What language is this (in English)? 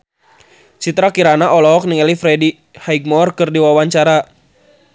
Sundanese